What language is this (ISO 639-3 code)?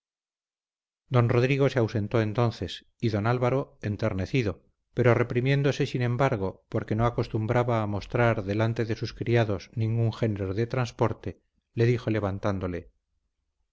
spa